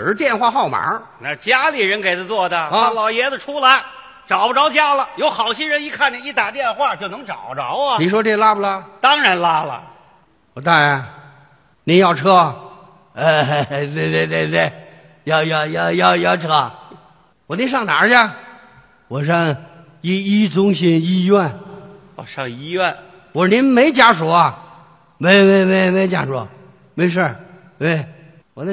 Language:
Chinese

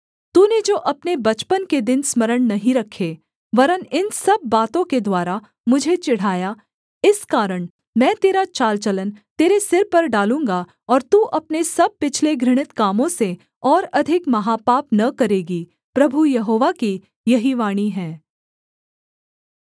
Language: Hindi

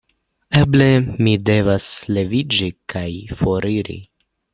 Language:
Esperanto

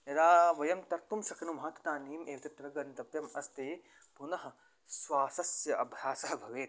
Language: Sanskrit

